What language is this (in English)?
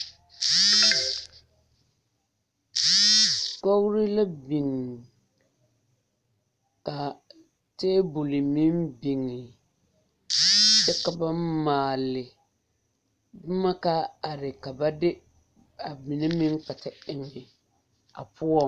Southern Dagaare